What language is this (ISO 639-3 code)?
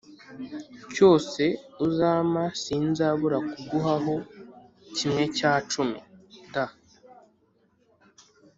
kin